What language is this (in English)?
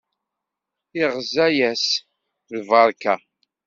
Kabyle